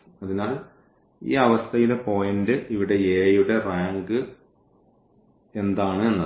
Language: Malayalam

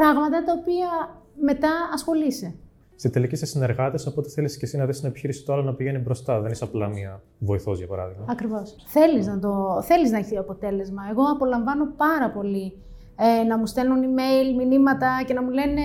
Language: Greek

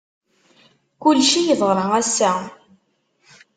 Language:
Kabyle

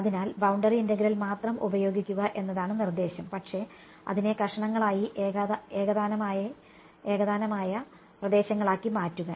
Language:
Malayalam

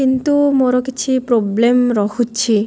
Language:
Odia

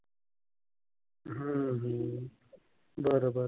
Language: Marathi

